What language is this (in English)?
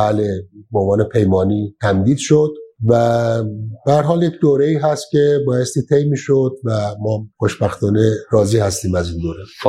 Persian